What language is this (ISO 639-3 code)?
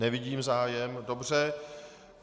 ces